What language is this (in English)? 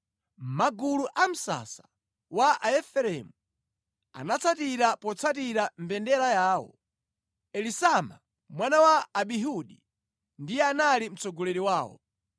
Nyanja